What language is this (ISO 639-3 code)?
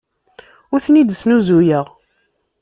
kab